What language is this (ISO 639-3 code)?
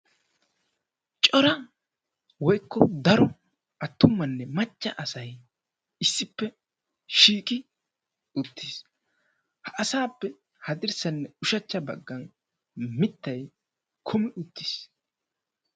wal